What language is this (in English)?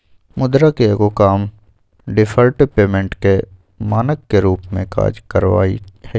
Magahi